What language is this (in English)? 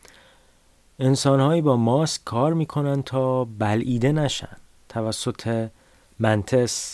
Persian